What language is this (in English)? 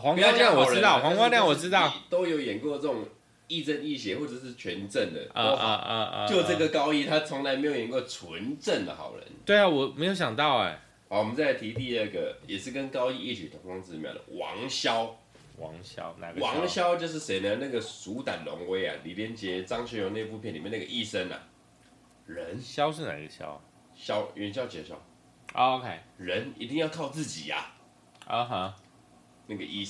Chinese